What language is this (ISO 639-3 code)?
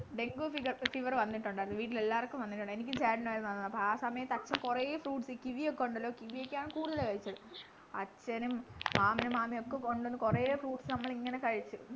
mal